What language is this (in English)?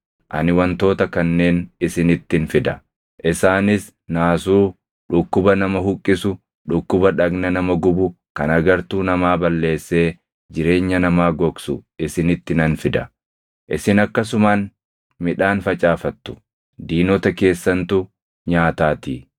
Oromo